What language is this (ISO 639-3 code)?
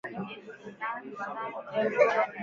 swa